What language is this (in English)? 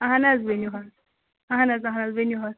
Kashmiri